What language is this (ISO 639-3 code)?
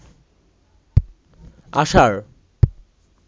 ben